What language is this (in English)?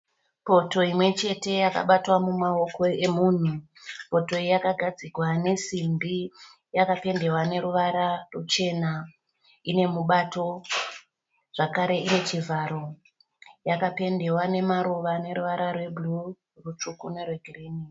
Shona